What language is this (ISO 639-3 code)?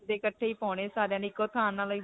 pan